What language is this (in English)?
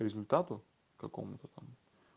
Russian